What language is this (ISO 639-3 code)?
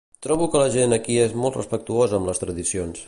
cat